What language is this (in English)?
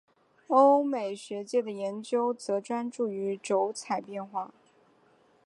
Chinese